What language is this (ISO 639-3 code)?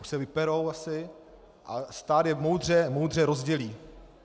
ces